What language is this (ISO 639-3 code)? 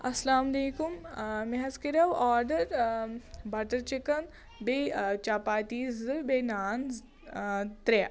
kas